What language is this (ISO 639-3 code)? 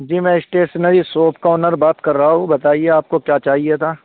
urd